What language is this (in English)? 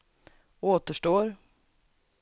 Swedish